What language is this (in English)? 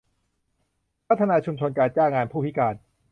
Thai